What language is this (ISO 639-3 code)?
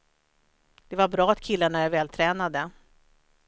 swe